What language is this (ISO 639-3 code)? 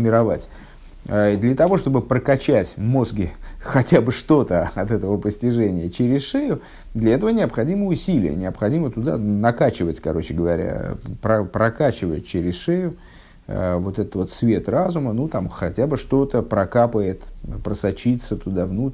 rus